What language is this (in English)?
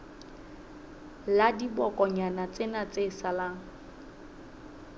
Southern Sotho